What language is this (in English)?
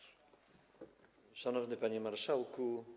Polish